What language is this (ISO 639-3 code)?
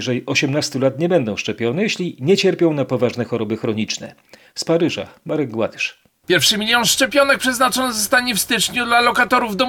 pol